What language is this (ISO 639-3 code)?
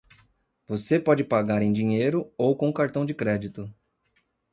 por